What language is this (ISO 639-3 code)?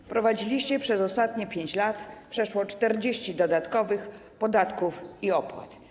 pol